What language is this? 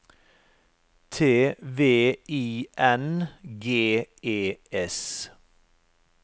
Norwegian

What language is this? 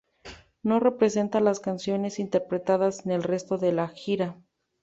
Spanish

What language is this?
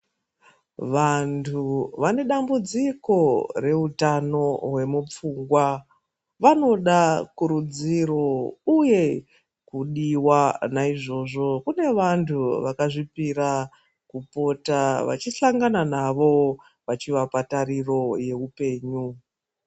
Ndau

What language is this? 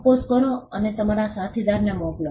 Gujarati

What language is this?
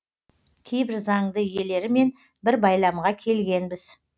Kazakh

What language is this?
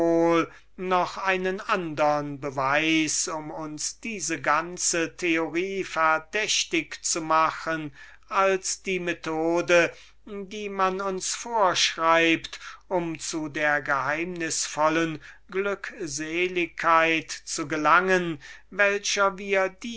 German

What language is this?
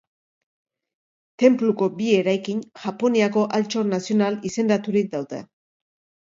Basque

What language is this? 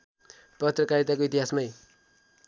Nepali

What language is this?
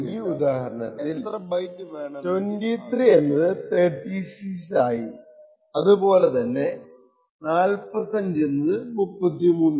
Malayalam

